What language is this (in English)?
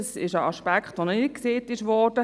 Swiss German